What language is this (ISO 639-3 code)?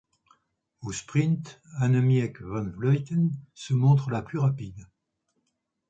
fra